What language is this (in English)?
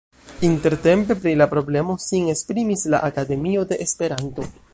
Esperanto